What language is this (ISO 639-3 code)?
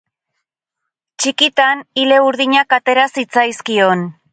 eus